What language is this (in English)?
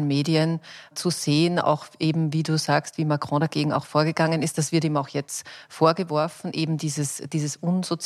German